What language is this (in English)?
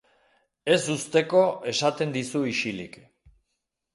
Basque